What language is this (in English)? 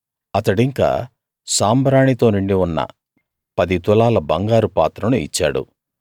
Telugu